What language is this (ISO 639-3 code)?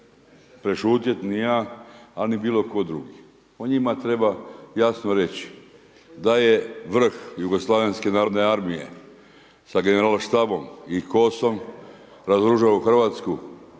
hrv